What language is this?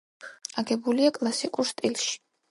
Georgian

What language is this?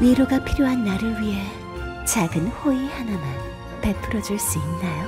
Korean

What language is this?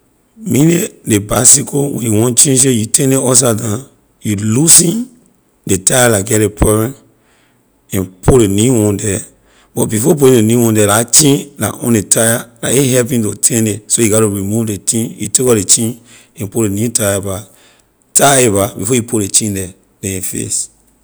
Liberian English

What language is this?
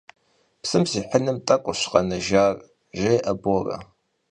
Kabardian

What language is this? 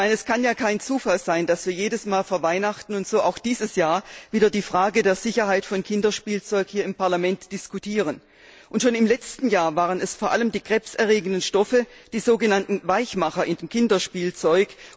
German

